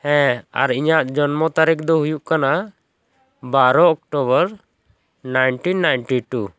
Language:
Santali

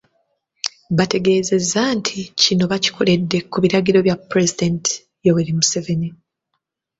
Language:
Ganda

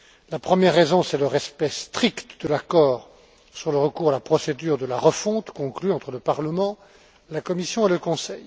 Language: French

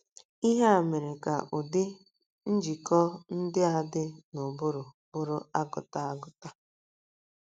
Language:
Igbo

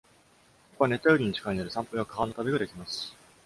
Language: Japanese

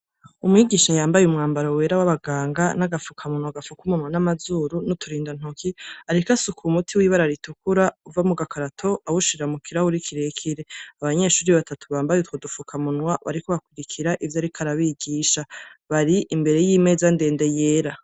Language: Rundi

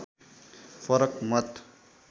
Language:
Nepali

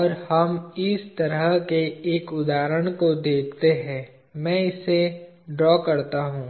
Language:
Hindi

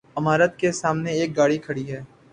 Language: Urdu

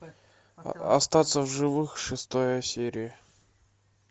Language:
Russian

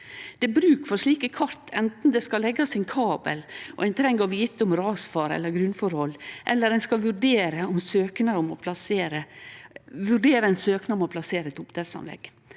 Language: Norwegian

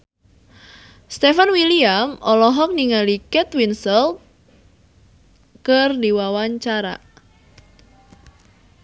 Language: Sundanese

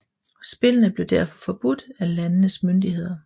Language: Danish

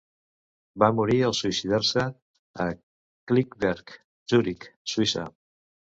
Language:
Catalan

